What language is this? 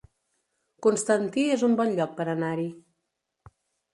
Catalan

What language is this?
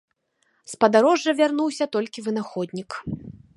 Belarusian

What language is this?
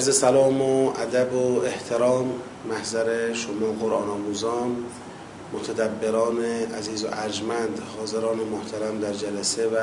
Persian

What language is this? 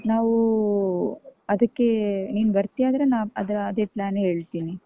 Kannada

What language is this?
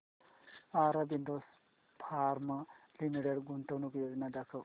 Marathi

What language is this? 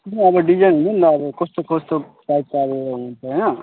Nepali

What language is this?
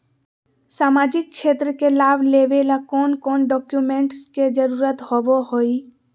Magahi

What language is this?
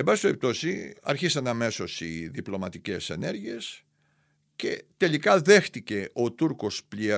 Greek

